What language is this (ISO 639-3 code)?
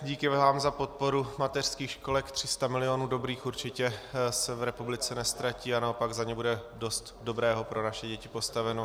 ces